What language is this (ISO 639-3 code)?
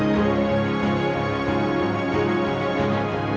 ind